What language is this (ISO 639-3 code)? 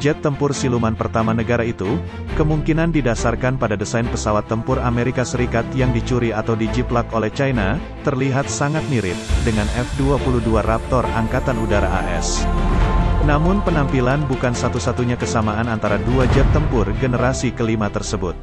ind